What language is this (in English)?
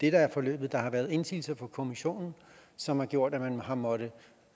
Danish